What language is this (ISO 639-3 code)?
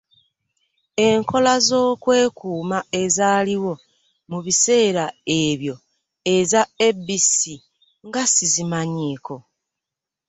lug